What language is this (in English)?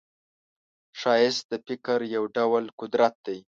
Pashto